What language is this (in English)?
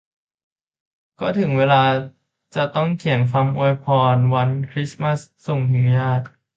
Thai